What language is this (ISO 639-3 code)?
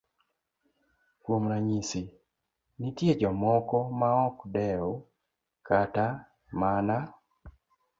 luo